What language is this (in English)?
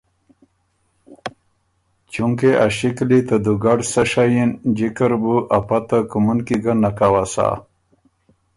Ormuri